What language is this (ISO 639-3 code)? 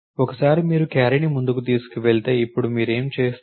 tel